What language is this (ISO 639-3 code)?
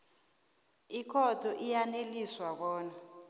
nbl